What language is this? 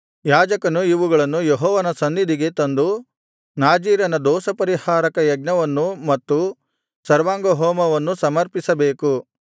Kannada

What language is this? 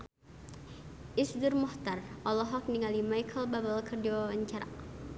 Sundanese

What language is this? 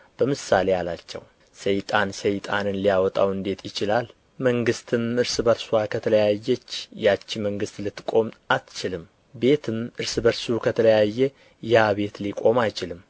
Amharic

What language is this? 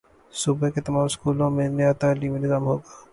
Urdu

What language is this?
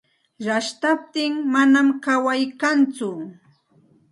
Santa Ana de Tusi Pasco Quechua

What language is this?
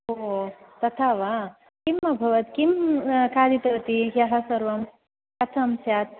Sanskrit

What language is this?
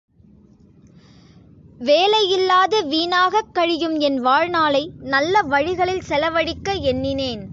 Tamil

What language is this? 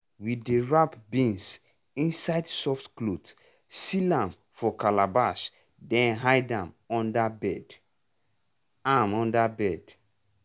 Nigerian Pidgin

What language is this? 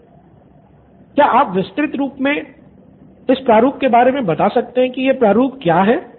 Hindi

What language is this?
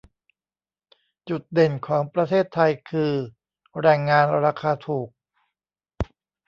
Thai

